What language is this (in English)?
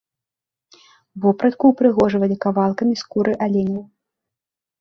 Belarusian